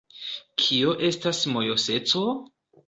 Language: Esperanto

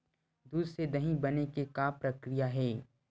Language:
Chhattisgarhi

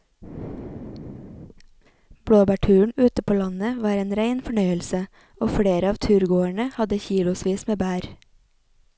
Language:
Norwegian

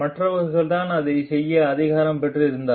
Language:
Tamil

